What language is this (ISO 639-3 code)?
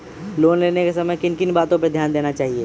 mag